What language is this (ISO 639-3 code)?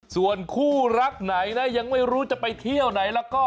tha